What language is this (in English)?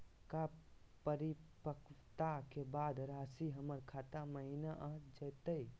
Magahi